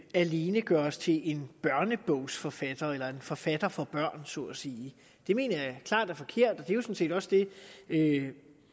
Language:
Danish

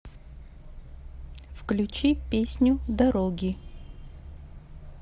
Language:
Russian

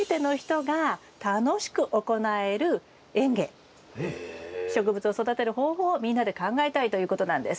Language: Japanese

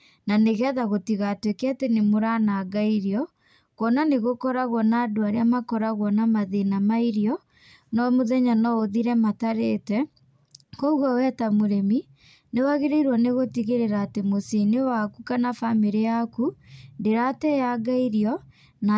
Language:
Kikuyu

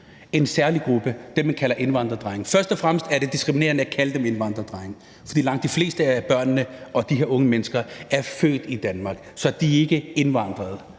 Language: Danish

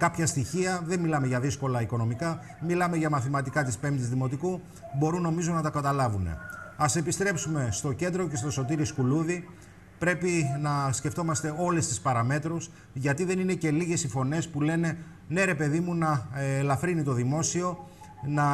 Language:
Greek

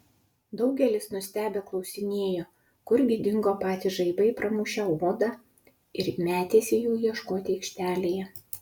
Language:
Lithuanian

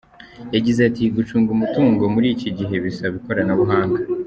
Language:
Kinyarwanda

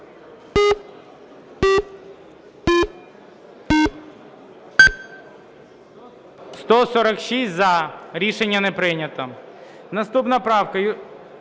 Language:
Ukrainian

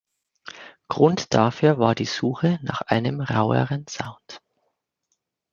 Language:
German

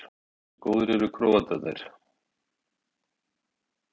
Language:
Icelandic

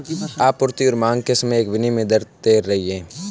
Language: Hindi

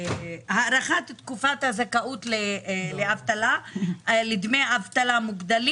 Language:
Hebrew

